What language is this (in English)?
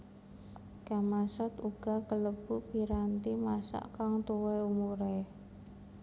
Javanese